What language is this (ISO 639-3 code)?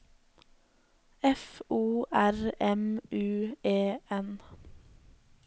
nor